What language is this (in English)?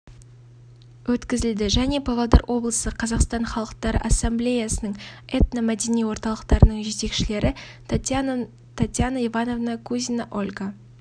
Kazakh